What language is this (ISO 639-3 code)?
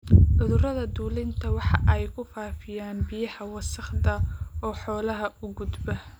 som